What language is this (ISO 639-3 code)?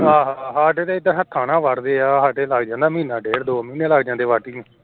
pan